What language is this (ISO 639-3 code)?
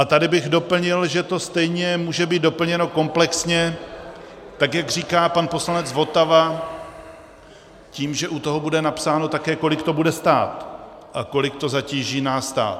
ces